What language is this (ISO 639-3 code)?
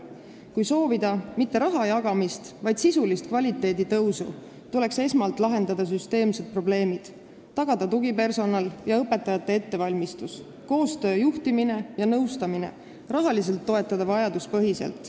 est